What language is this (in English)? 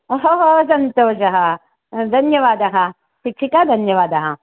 Sanskrit